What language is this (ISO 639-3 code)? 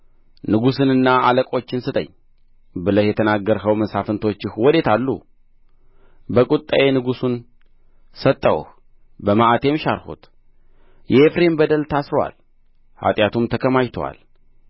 amh